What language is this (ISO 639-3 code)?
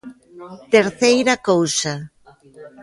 glg